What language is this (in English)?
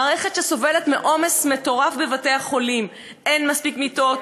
Hebrew